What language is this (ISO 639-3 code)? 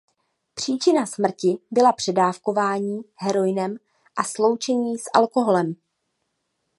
ces